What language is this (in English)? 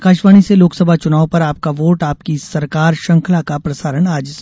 Hindi